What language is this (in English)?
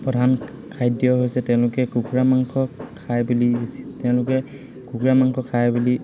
Assamese